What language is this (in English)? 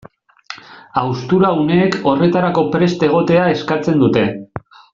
Basque